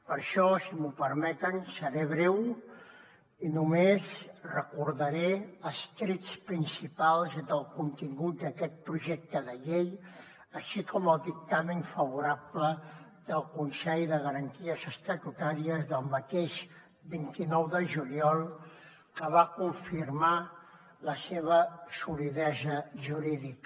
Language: Catalan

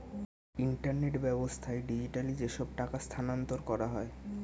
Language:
Bangla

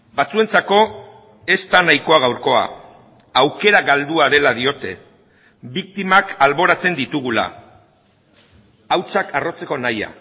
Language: Basque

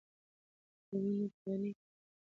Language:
Pashto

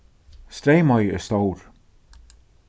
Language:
Faroese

